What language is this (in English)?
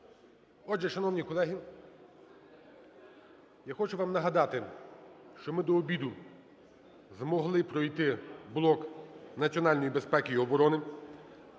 Ukrainian